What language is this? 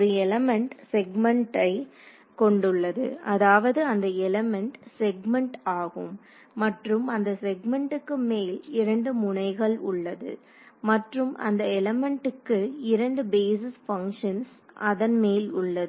Tamil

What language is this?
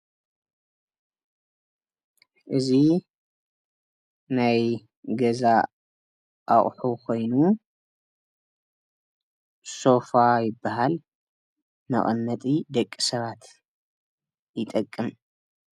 Tigrinya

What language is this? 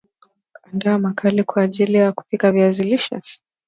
Swahili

